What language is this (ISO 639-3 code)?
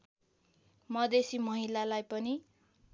nep